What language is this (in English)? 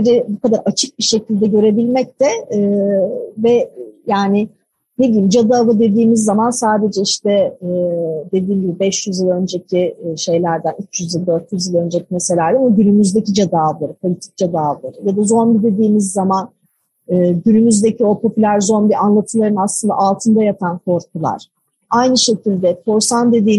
Turkish